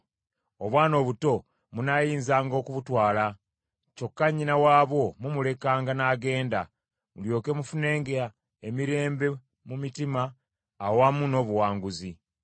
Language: Ganda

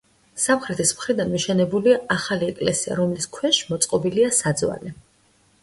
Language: Georgian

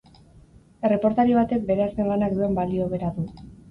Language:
Basque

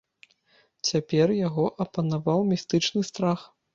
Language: Belarusian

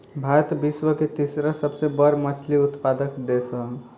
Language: Bhojpuri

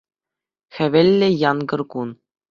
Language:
Chuvash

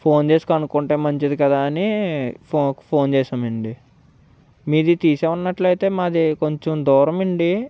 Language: Telugu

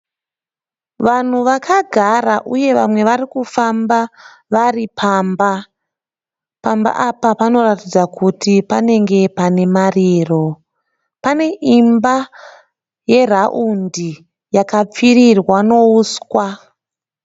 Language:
Shona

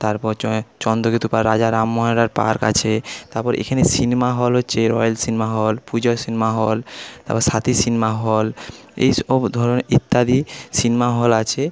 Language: Bangla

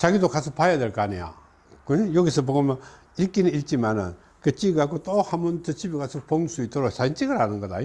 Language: Korean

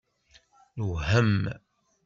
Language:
Kabyle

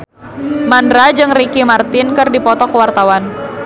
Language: Sundanese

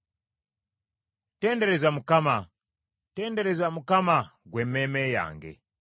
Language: Ganda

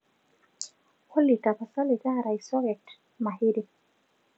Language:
Masai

